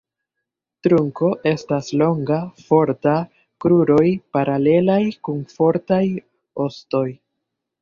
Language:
Esperanto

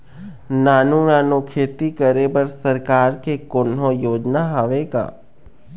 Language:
Chhattisgarhi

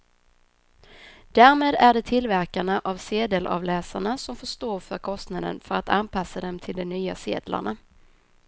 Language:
Swedish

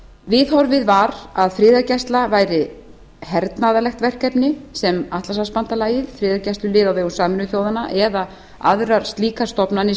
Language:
Icelandic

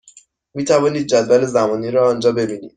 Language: Persian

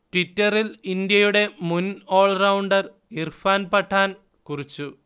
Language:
Malayalam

